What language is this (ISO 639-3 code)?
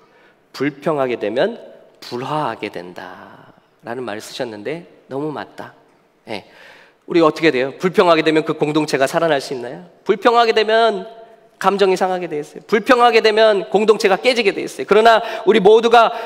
kor